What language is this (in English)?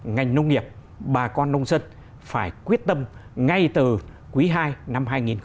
Vietnamese